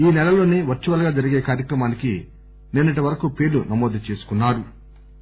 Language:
Telugu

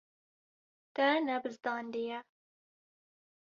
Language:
Kurdish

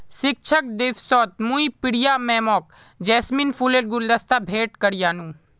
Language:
Magahi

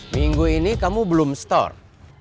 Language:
Indonesian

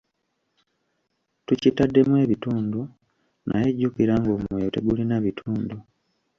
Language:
Ganda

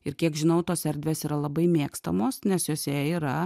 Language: Lithuanian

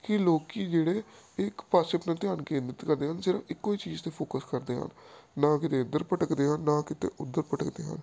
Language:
Punjabi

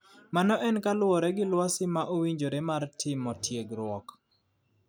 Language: Luo (Kenya and Tanzania)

